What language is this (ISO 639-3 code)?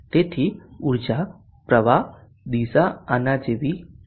guj